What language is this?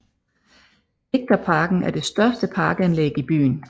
Danish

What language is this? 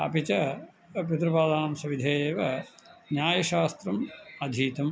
Sanskrit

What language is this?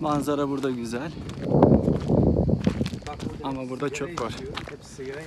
Turkish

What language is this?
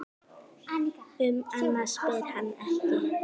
Icelandic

